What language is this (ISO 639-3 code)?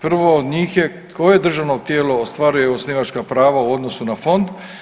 hrv